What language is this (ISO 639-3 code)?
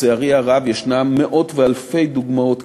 heb